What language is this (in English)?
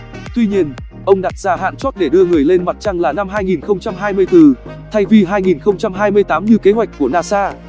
Vietnamese